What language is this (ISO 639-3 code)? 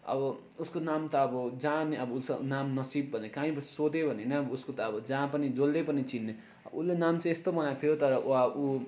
nep